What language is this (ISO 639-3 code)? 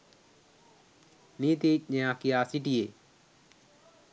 sin